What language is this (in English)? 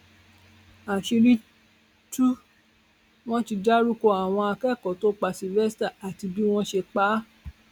Yoruba